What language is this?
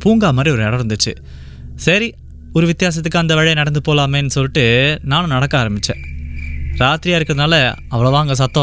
Tamil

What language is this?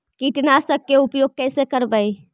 Magahi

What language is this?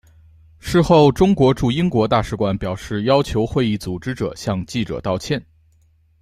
Chinese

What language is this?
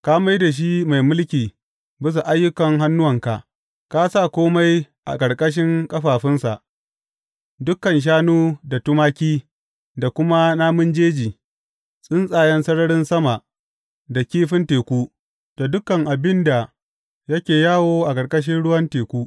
Hausa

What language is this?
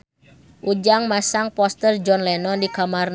Sundanese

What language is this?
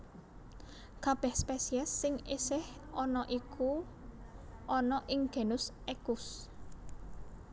Javanese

